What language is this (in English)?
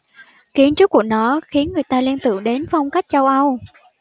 Vietnamese